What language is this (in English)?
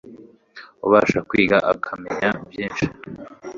Kinyarwanda